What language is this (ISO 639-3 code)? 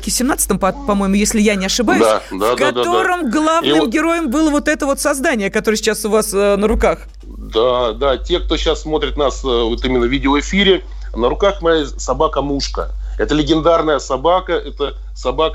rus